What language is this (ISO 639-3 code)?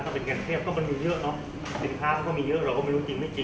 tha